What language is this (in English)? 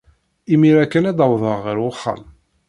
Kabyle